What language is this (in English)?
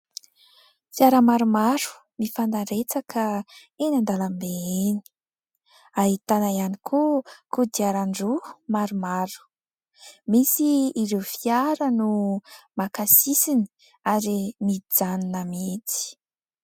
Malagasy